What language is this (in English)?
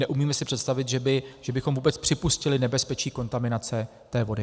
Czech